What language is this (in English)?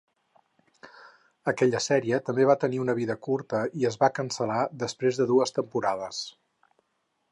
Catalan